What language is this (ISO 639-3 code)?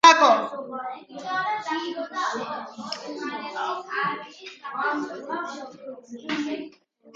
kat